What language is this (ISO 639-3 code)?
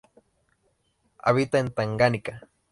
spa